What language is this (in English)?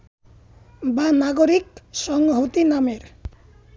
Bangla